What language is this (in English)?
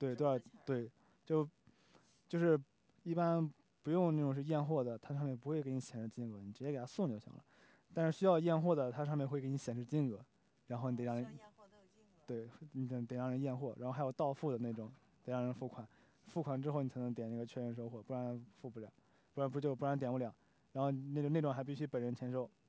Chinese